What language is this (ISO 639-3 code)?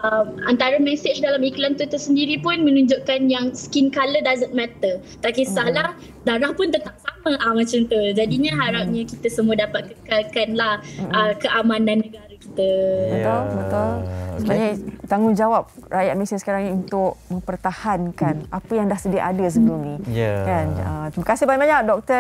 msa